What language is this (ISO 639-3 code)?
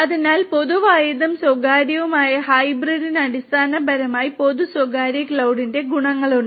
mal